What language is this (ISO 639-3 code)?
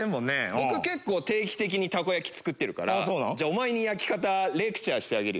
jpn